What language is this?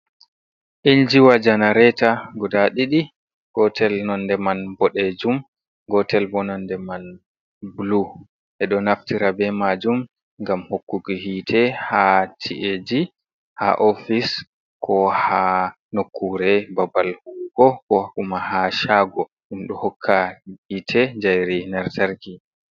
Fula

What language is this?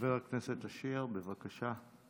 Hebrew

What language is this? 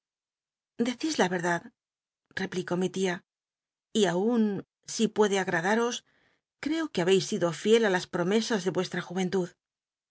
Spanish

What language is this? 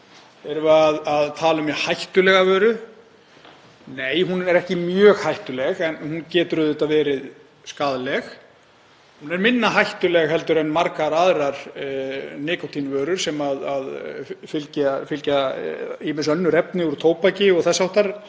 Icelandic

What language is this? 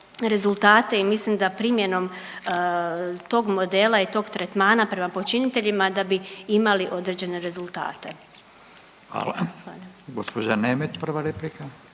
Croatian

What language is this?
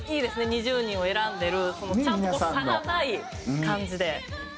Japanese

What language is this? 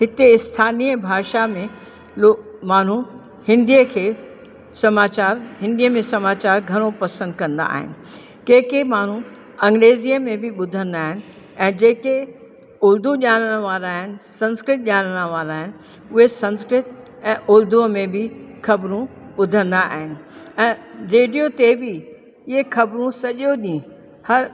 Sindhi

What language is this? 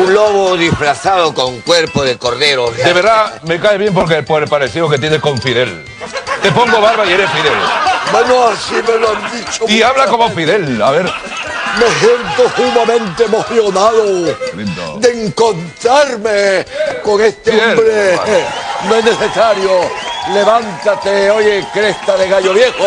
Spanish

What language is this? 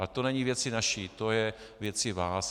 Czech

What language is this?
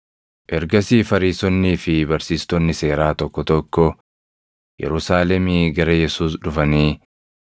Oromo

